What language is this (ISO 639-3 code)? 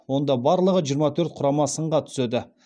kaz